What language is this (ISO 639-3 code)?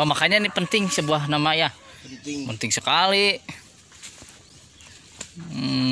ind